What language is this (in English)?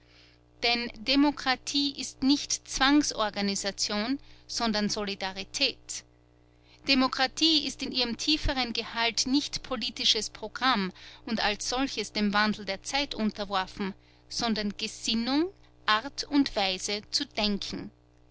German